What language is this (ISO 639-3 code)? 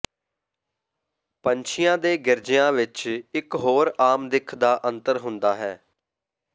pan